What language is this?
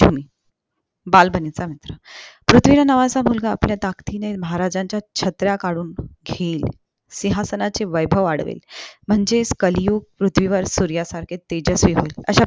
Marathi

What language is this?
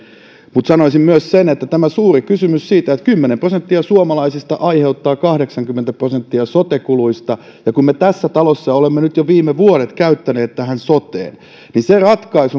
Finnish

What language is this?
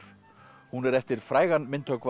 Icelandic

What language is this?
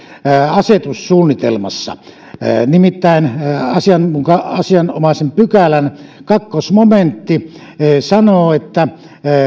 Finnish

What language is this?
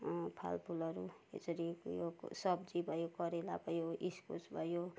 Nepali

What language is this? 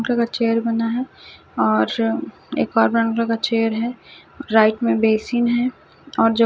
Hindi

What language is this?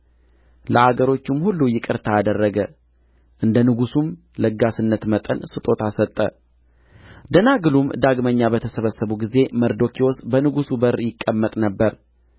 Amharic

